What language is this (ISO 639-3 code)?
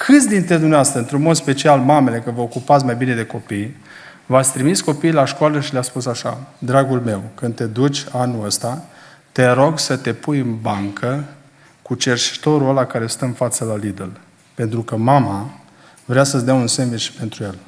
ron